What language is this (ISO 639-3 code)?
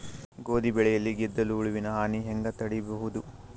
kan